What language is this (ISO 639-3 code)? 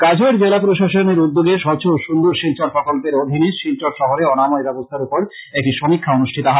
ben